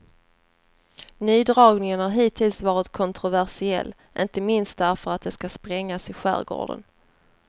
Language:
Swedish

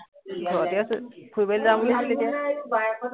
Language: Assamese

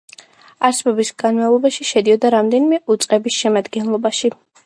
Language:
Georgian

